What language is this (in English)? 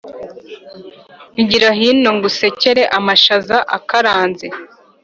Kinyarwanda